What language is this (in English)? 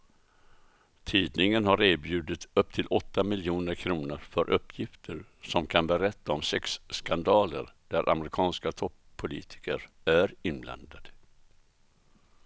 Swedish